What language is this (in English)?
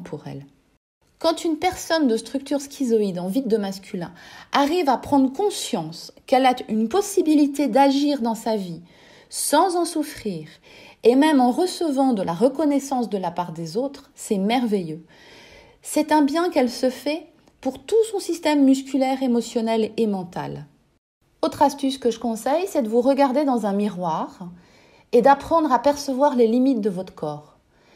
French